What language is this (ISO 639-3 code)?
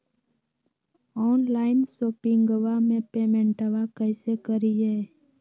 mag